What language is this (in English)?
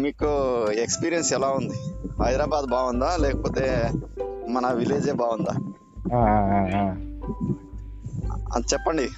Telugu